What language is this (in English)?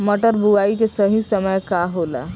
Bhojpuri